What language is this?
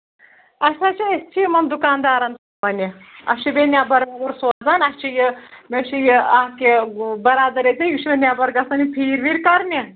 Kashmiri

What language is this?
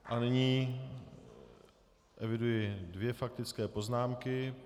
Czech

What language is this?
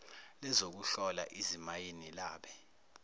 Zulu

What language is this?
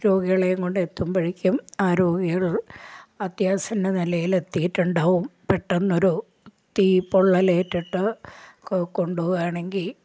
Malayalam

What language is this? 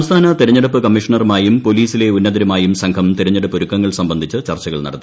Malayalam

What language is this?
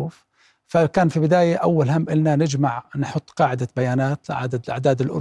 Arabic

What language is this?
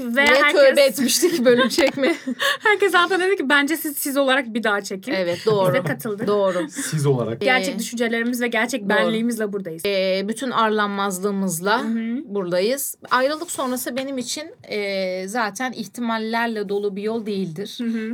Turkish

